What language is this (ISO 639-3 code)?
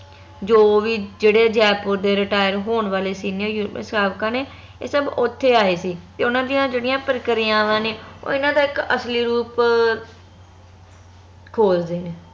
pan